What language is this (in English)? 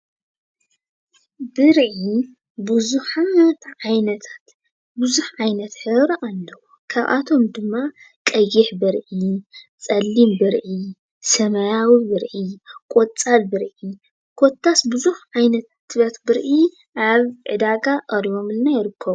Tigrinya